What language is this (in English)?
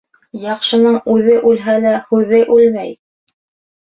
Bashkir